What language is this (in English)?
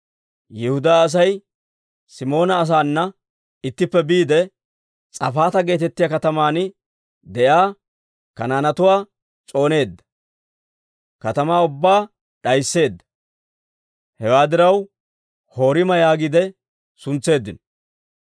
Dawro